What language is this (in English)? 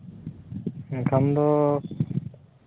Santali